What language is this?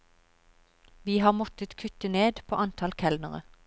Norwegian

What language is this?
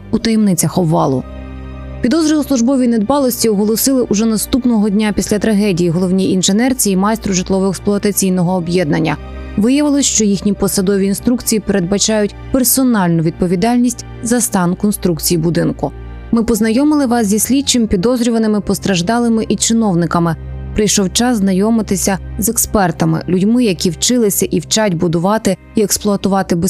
Ukrainian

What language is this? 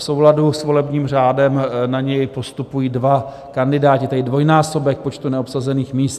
Czech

